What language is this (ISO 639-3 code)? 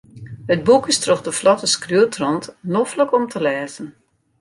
fry